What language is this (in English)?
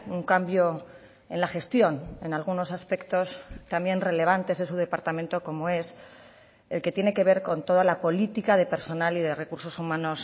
Spanish